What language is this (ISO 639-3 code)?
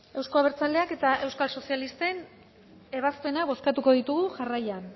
eus